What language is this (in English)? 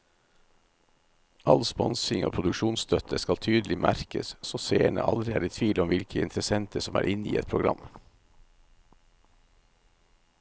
Norwegian